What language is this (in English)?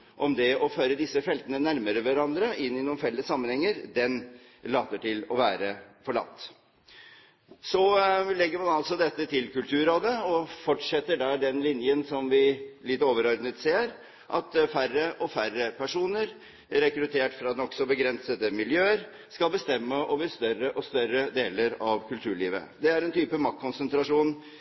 Norwegian Bokmål